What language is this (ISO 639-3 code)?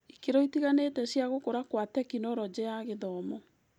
kik